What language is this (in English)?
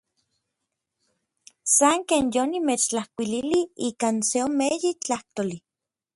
Orizaba Nahuatl